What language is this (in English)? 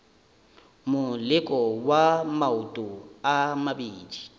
Northern Sotho